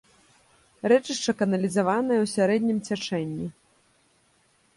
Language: Belarusian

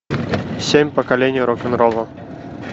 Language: Russian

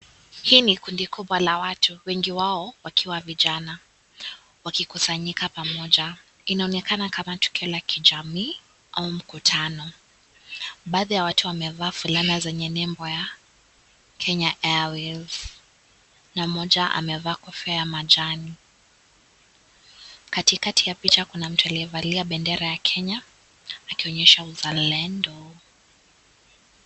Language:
Swahili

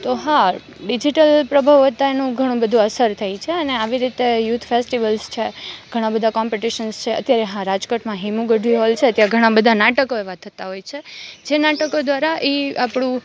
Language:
Gujarati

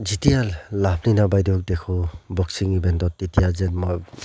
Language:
Assamese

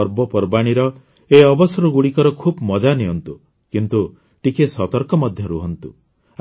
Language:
Odia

